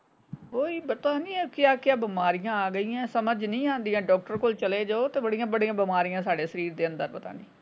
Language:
Punjabi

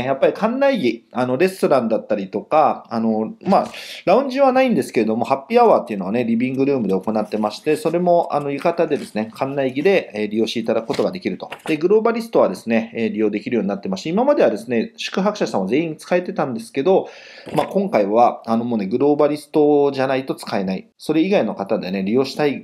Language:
Japanese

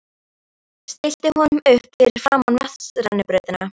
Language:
Icelandic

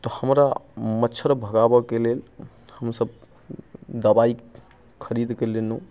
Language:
Maithili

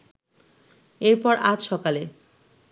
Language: Bangla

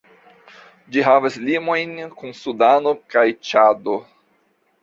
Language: Esperanto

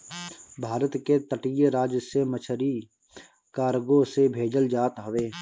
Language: Bhojpuri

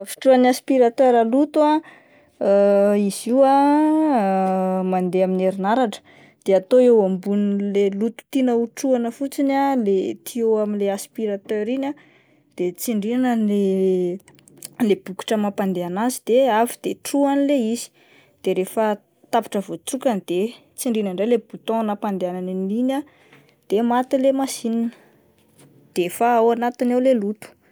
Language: Malagasy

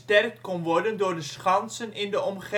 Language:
Dutch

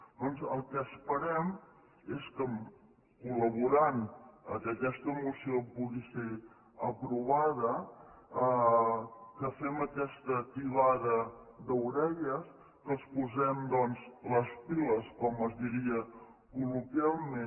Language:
Catalan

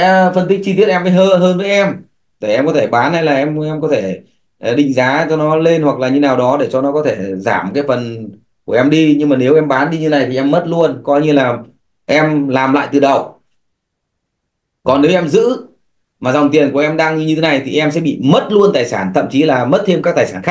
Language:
Vietnamese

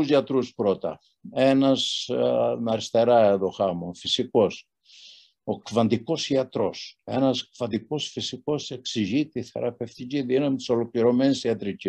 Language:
Greek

